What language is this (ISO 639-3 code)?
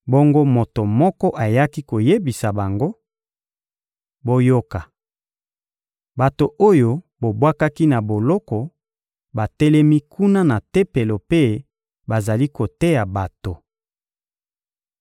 lin